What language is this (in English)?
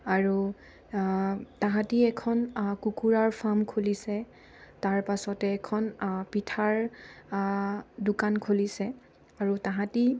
Assamese